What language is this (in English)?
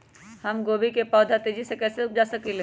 Magahi